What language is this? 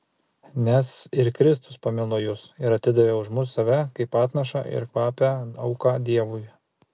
Lithuanian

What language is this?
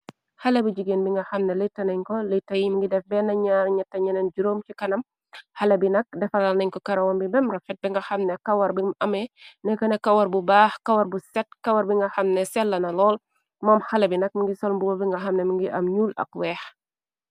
Wolof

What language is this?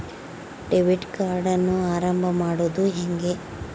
Kannada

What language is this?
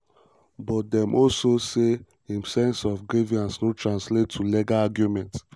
Nigerian Pidgin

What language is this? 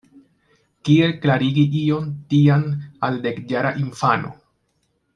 Esperanto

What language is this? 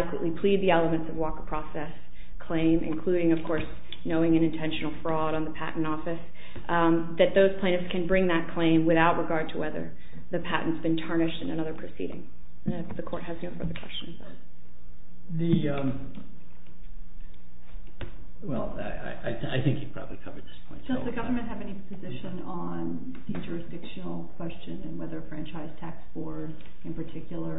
English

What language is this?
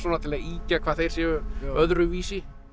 Icelandic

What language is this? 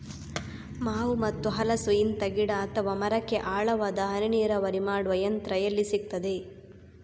Kannada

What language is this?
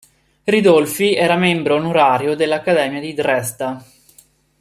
Italian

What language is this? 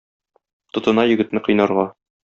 Tatar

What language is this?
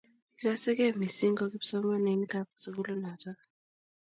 Kalenjin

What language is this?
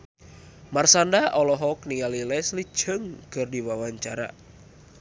Sundanese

